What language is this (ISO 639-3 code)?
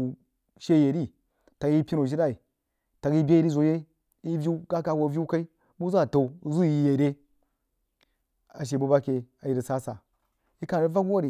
juo